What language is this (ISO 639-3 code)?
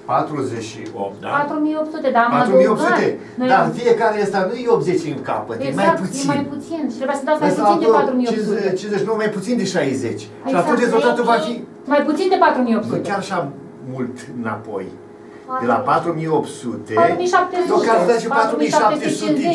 ron